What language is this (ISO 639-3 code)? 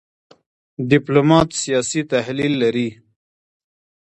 pus